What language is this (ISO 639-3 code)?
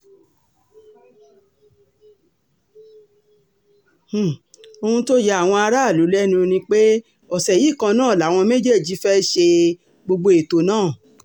yor